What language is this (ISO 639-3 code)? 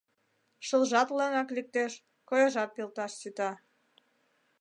chm